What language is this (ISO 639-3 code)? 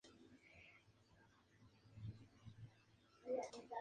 spa